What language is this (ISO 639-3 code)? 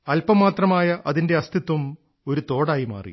mal